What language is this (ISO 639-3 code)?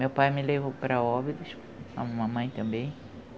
por